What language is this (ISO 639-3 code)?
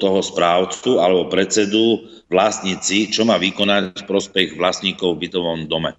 slk